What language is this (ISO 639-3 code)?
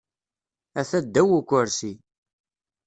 kab